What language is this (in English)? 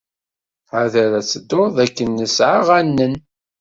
Kabyle